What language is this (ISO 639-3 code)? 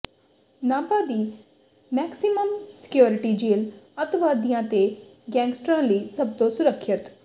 pan